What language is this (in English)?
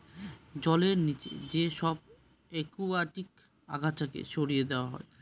Bangla